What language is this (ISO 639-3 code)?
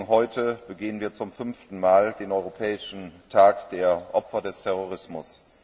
deu